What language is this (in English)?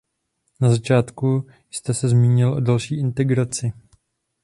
Czech